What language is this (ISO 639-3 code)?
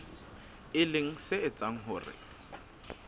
sot